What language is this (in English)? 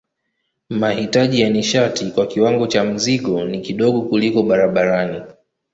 Swahili